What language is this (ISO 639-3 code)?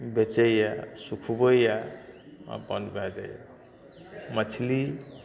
mai